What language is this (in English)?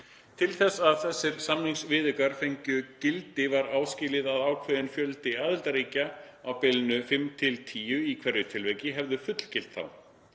Icelandic